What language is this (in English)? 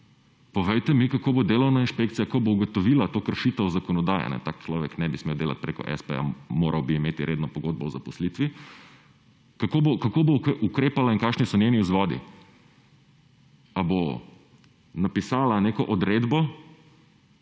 Slovenian